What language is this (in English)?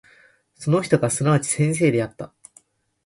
Japanese